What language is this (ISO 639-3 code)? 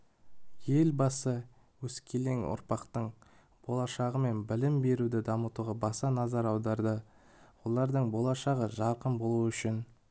kaz